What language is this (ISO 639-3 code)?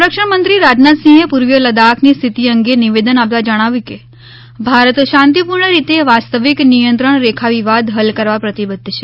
guj